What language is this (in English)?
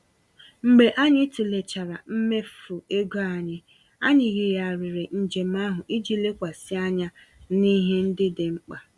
Igbo